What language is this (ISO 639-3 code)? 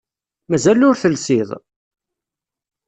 kab